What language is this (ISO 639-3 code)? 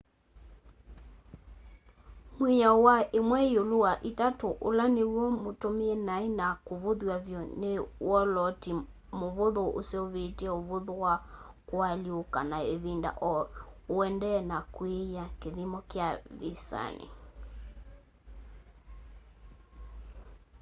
kam